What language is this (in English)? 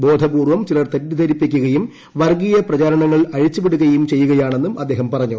Malayalam